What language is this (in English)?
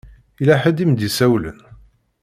Kabyle